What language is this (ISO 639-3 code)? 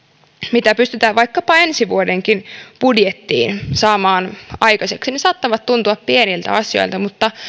fin